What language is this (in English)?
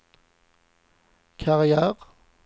Swedish